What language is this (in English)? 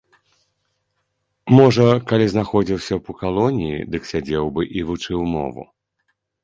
Belarusian